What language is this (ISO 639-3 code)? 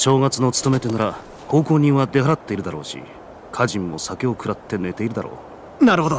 jpn